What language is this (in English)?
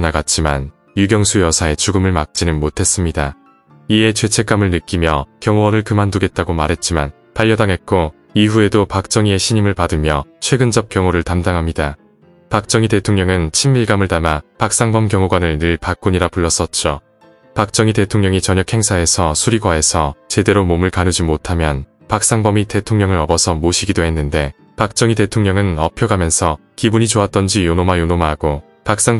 Korean